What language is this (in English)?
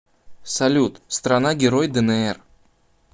Russian